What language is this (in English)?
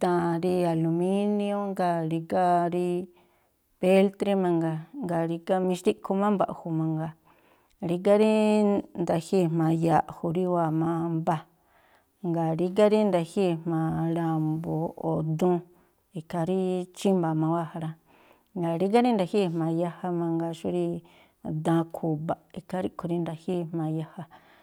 Tlacoapa Me'phaa